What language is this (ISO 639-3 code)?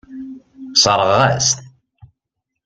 kab